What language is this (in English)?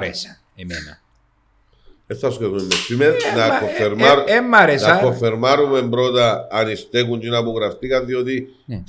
Greek